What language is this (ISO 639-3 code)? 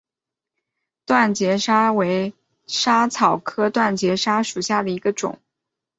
zho